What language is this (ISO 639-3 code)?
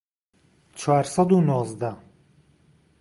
ckb